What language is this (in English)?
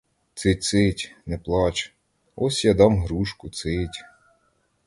Ukrainian